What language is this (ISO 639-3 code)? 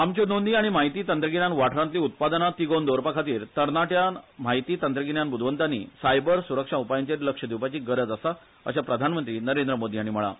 kok